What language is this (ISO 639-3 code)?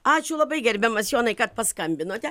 lit